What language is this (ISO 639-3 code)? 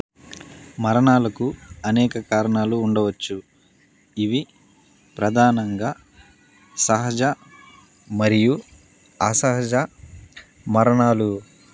tel